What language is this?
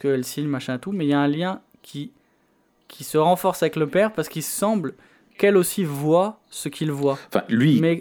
French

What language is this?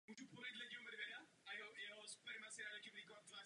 Czech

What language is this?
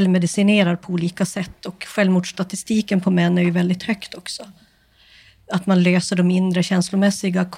Swedish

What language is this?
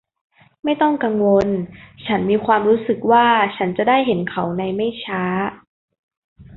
Thai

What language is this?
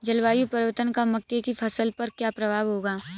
Hindi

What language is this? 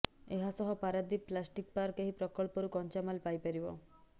Odia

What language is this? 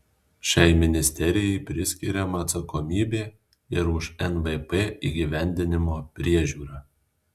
Lithuanian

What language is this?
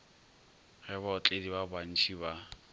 Northern Sotho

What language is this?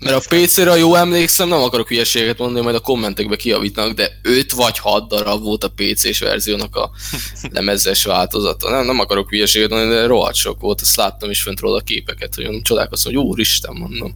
Hungarian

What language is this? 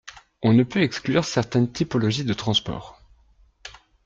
French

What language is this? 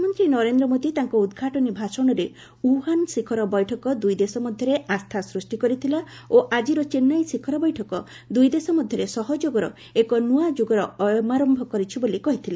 Odia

